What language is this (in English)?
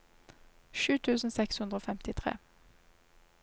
Norwegian